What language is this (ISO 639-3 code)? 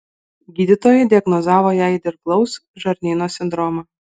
lit